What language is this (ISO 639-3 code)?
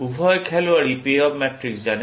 ben